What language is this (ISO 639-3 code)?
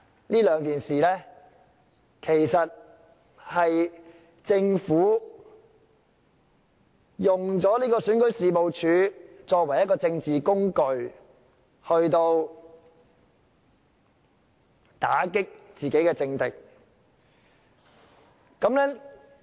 yue